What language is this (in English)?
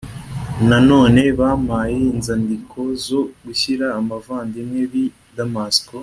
Kinyarwanda